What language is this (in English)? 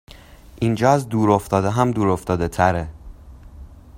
Persian